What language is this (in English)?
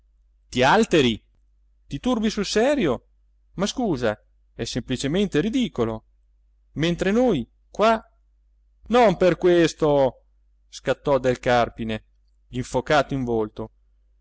Italian